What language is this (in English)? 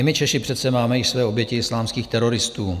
Czech